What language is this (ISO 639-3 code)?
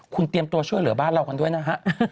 tha